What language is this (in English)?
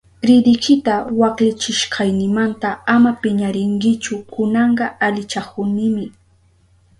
Southern Pastaza Quechua